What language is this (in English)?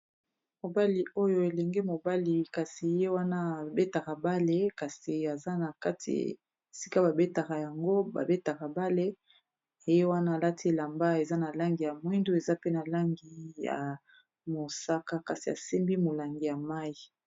Lingala